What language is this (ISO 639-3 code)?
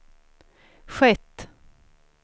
swe